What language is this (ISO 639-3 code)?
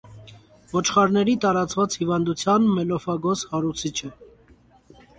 hye